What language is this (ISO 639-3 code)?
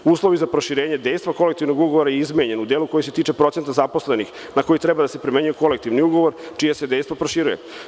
srp